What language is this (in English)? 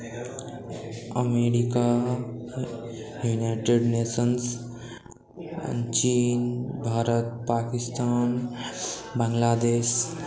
Maithili